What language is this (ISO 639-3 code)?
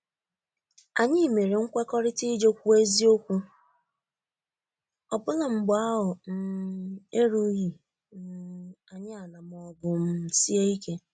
ibo